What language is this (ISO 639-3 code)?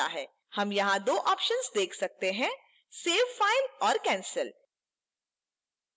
hin